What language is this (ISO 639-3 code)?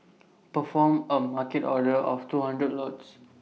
eng